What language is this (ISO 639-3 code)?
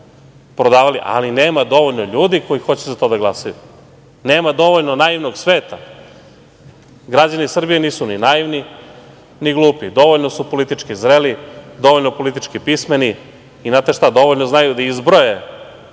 srp